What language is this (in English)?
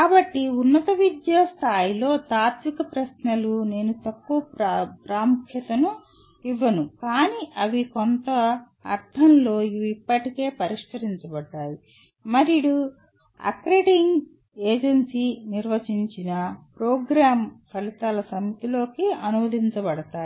Telugu